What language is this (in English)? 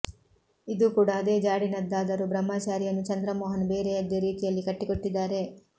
Kannada